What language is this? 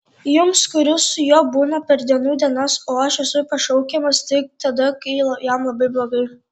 Lithuanian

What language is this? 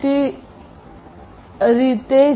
Gujarati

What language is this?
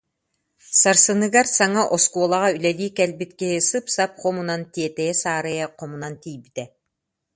Yakut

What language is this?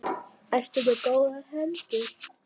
Icelandic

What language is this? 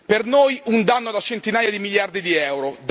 Italian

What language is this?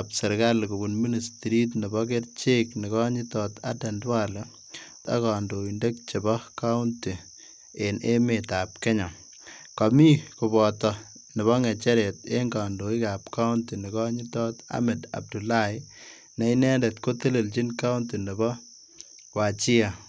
Kalenjin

